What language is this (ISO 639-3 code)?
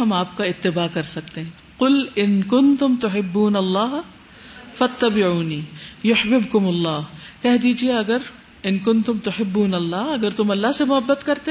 urd